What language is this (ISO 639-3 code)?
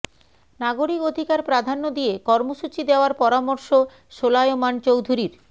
ben